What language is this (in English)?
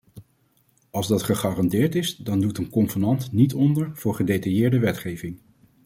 Dutch